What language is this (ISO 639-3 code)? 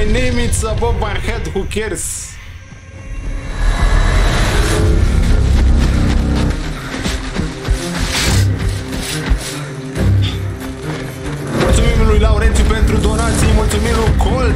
ron